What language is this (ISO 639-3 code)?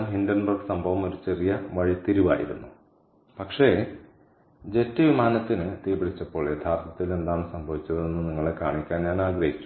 mal